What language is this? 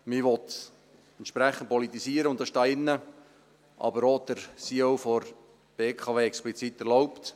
Swiss German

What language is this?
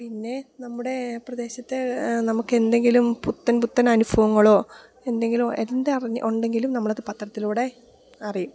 Malayalam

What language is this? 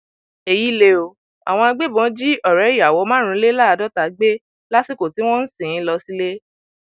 Yoruba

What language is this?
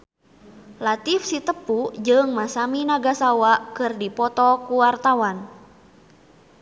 Sundanese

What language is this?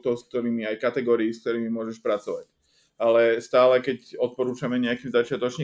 Slovak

